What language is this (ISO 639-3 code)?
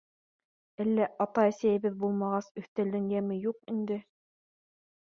bak